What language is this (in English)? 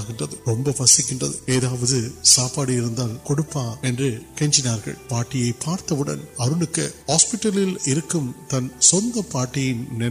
Urdu